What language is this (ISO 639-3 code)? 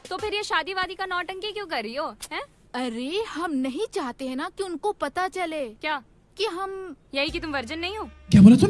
hin